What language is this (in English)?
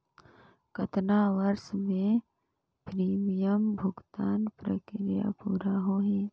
Chhattisgarhi